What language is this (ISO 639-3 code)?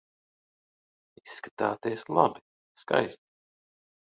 lav